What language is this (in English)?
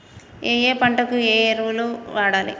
Telugu